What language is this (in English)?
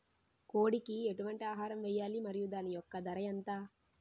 Telugu